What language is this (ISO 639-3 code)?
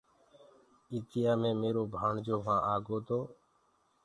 ggg